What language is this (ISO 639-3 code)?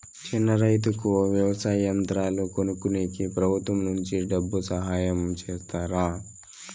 tel